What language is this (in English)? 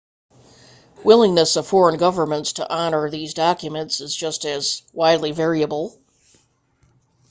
English